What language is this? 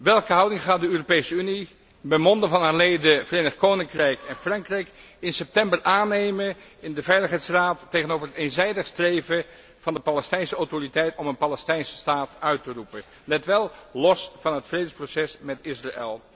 Dutch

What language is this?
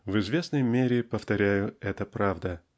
Russian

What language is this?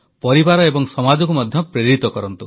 Odia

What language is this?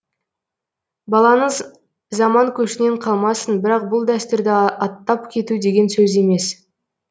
Kazakh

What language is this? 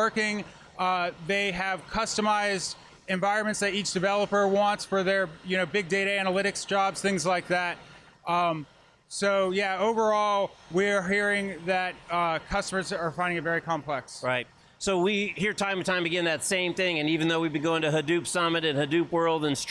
English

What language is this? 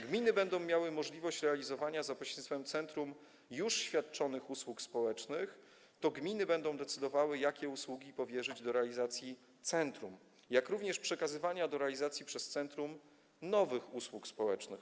Polish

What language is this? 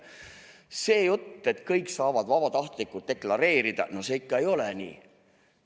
Estonian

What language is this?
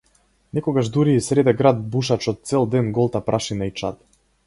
Macedonian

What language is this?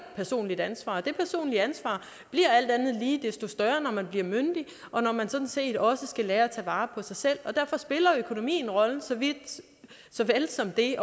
Danish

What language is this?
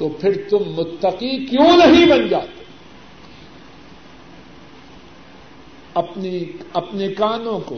Urdu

